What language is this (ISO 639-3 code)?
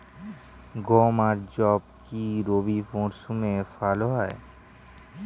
ben